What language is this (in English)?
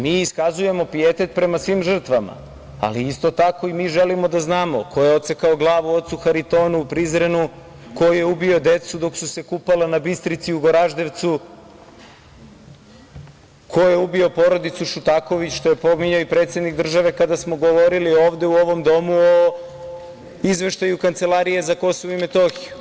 Serbian